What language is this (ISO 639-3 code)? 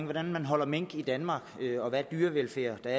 dan